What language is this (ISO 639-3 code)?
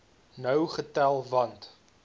afr